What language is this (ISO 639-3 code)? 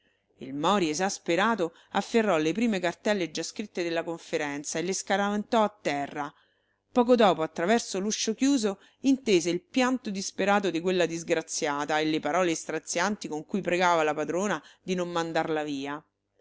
ita